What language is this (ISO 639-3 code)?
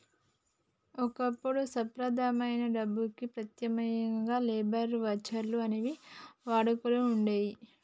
tel